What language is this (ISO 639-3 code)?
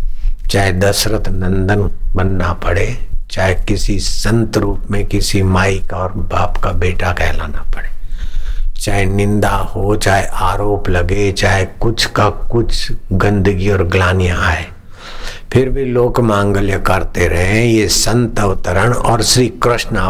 hin